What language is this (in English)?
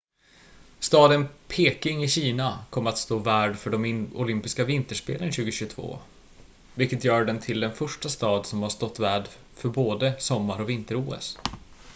Swedish